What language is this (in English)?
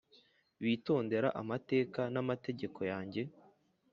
Kinyarwanda